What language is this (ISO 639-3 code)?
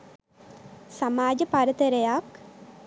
sin